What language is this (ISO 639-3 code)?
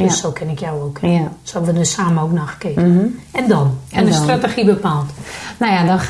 nld